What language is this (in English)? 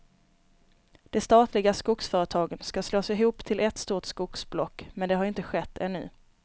Swedish